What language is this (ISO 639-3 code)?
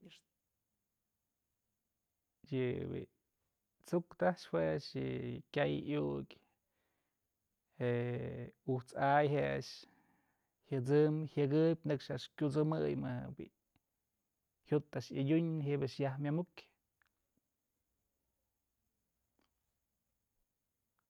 mzl